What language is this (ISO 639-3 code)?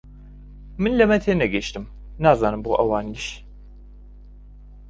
ckb